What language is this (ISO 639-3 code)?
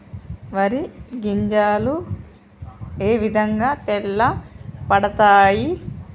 tel